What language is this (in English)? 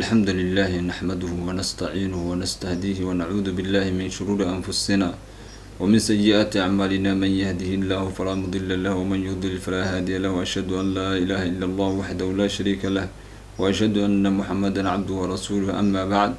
Arabic